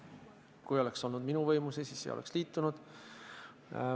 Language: Estonian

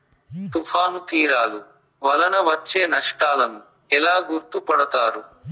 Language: Telugu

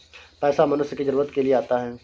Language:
Hindi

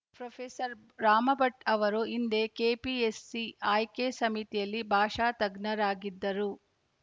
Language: Kannada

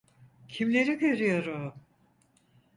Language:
Turkish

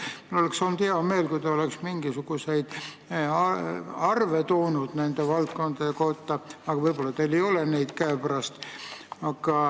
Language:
Estonian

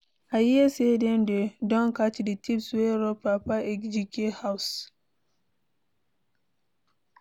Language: Nigerian Pidgin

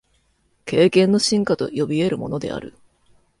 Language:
Japanese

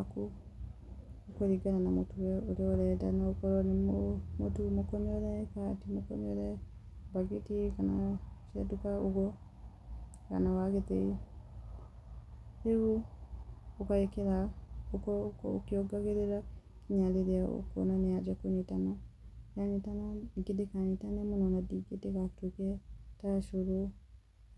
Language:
Kikuyu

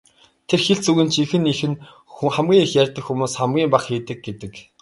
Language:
Mongolian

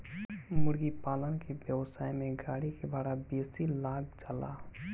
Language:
Bhojpuri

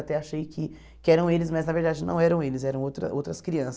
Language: Portuguese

